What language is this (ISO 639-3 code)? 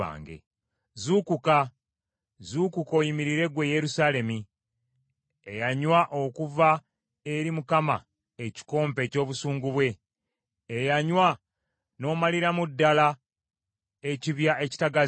lug